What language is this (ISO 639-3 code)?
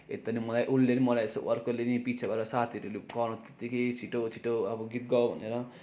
nep